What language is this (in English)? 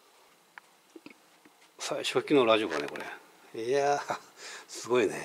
Japanese